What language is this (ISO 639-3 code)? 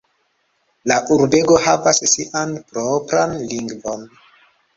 epo